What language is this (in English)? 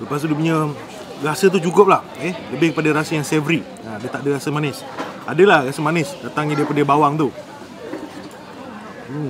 Malay